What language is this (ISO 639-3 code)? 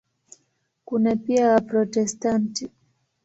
swa